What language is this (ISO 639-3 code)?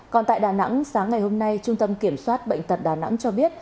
vie